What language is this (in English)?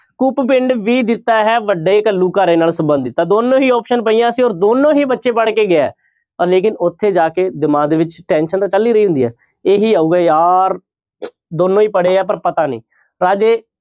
Punjabi